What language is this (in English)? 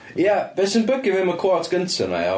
Welsh